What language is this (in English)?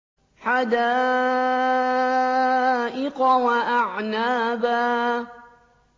Arabic